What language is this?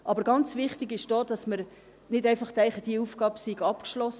Swiss German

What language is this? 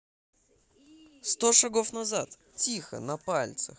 Russian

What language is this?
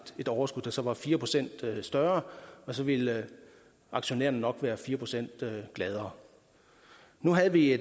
Danish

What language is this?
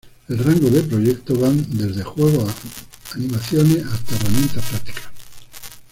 Spanish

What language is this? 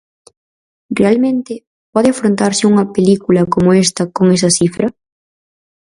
Galician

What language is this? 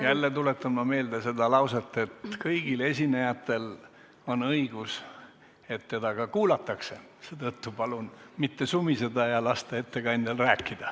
Estonian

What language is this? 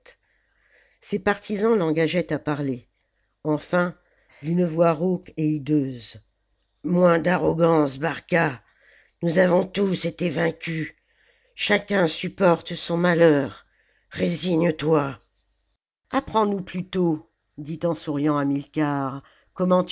French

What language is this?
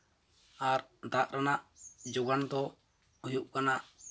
Santali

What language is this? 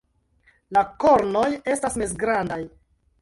Esperanto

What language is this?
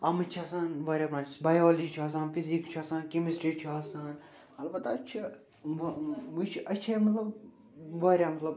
Kashmiri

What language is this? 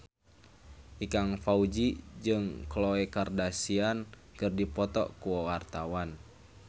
Sundanese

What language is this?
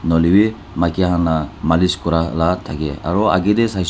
Naga Pidgin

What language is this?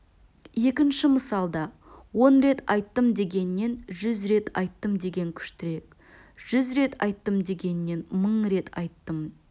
Kazakh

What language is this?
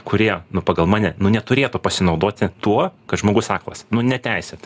Lithuanian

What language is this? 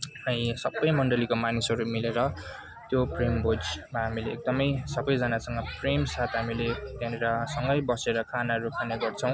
Nepali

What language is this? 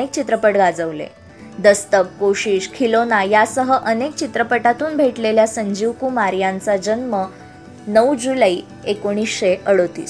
Marathi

